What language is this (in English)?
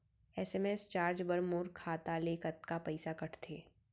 Chhattisgarhi